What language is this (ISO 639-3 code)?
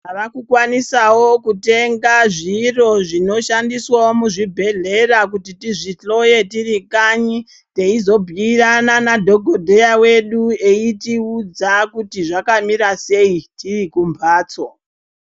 ndc